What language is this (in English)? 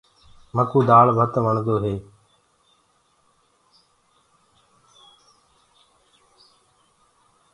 Gurgula